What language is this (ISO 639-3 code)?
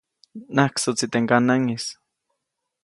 zoc